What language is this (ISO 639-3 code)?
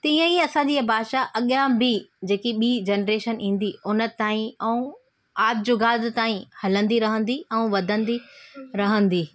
snd